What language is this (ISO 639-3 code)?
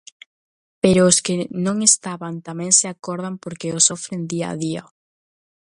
glg